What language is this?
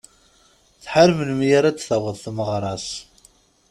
Kabyle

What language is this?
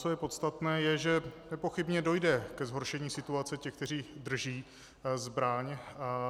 Czech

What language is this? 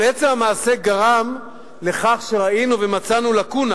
Hebrew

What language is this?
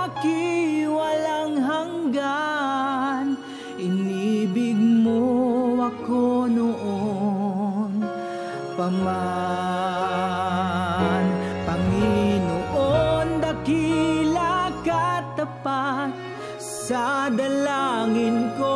Indonesian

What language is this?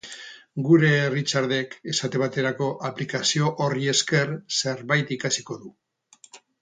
Basque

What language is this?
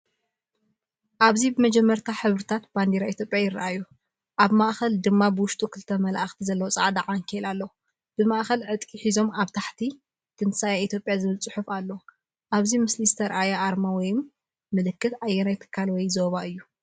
Tigrinya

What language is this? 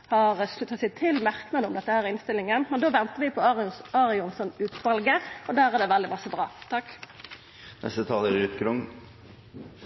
Norwegian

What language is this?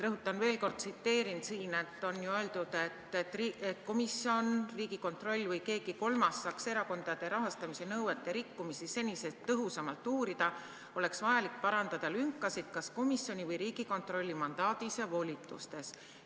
Estonian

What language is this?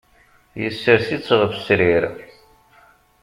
Kabyle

